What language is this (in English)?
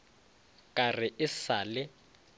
Northern Sotho